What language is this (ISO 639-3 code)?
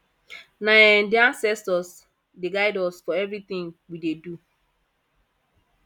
pcm